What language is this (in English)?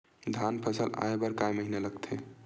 Chhattisgarhi